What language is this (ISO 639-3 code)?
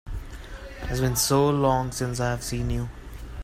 eng